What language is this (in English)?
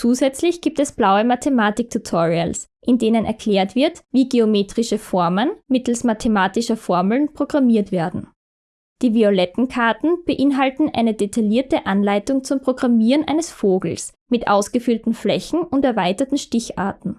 German